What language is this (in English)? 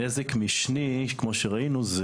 Hebrew